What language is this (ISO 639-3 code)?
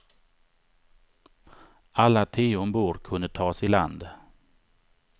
swe